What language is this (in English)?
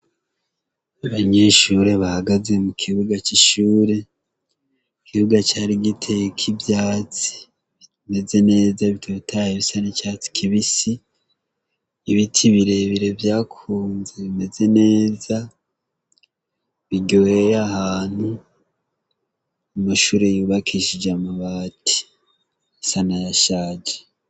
Rundi